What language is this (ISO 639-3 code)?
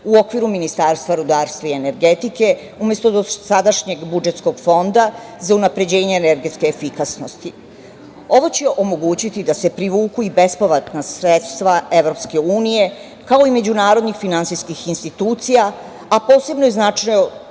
srp